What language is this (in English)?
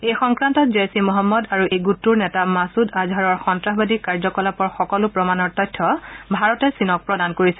Assamese